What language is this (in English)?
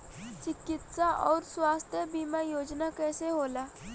Bhojpuri